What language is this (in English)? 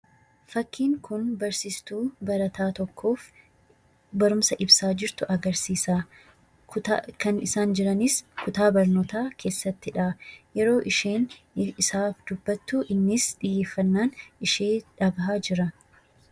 Oromo